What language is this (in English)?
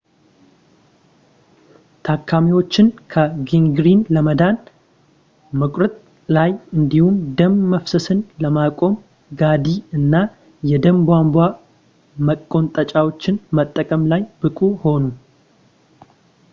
Amharic